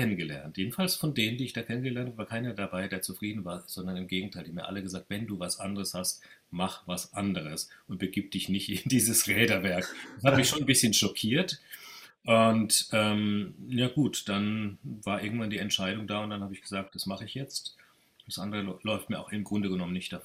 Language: German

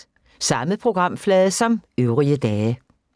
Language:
Danish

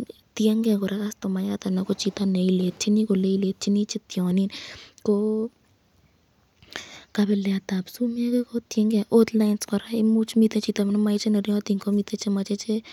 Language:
Kalenjin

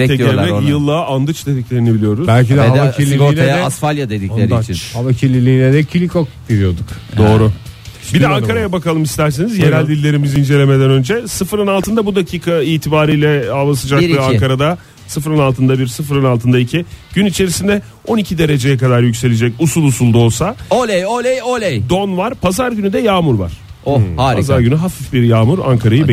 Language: Turkish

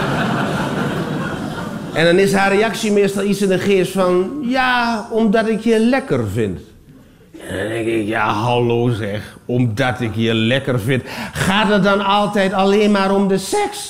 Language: Dutch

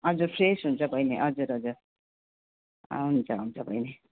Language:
Nepali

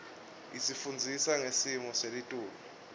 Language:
Swati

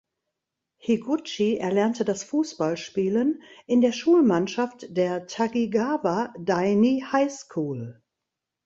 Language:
German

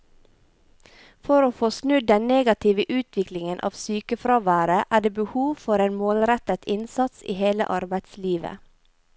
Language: Norwegian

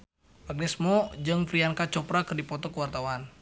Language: Sundanese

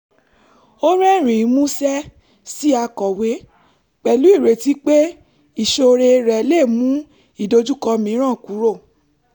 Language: Yoruba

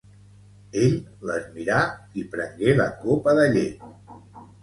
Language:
Catalan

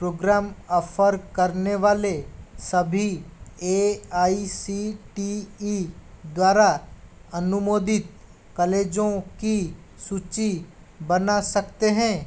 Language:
Hindi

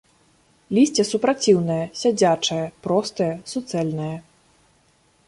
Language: Belarusian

